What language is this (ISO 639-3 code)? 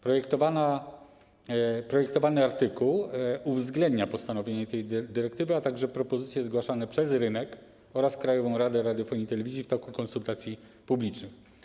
pol